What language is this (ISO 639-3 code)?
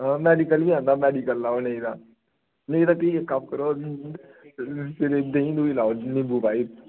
doi